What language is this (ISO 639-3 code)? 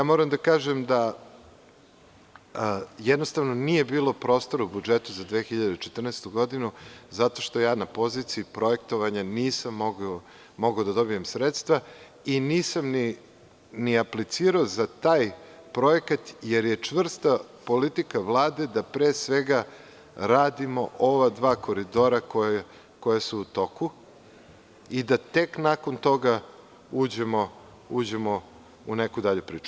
srp